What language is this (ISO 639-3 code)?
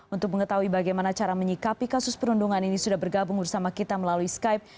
ind